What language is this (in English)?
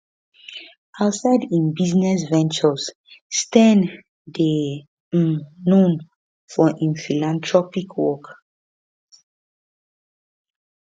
Nigerian Pidgin